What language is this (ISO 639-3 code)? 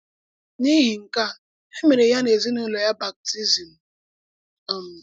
ibo